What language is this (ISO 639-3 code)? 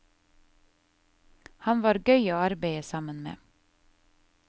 nor